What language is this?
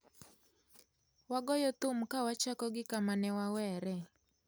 Luo (Kenya and Tanzania)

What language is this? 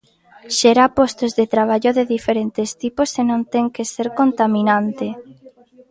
Galician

